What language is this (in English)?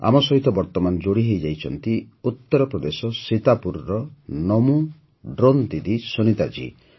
Odia